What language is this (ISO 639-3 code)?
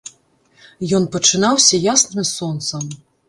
bel